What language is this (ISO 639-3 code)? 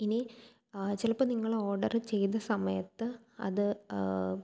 mal